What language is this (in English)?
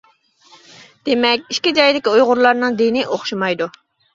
Uyghur